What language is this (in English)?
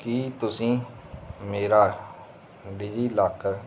Punjabi